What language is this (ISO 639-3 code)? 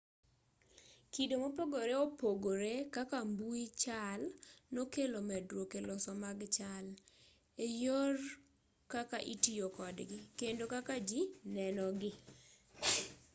luo